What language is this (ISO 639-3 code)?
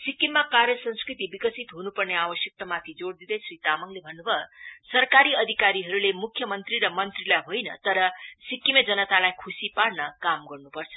nep